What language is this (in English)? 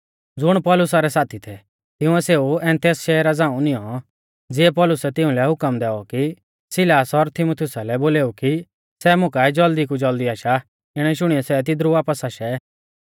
Mahasu Pahari